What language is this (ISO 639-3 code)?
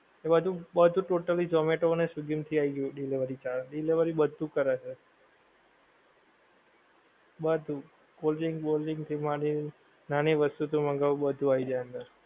guj